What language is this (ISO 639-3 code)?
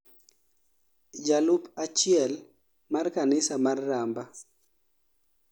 luo